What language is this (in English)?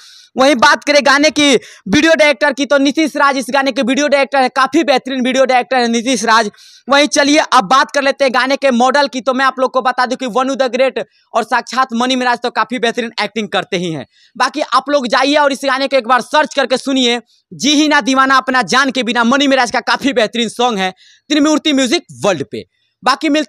Hindi